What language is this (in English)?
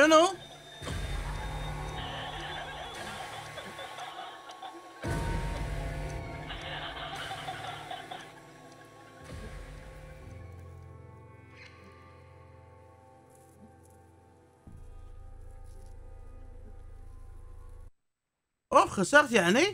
Arabic